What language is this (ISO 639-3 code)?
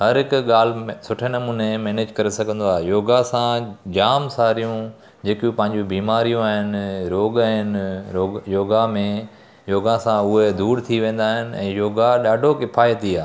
snd